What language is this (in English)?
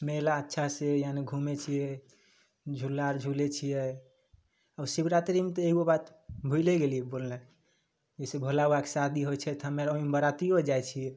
Maithili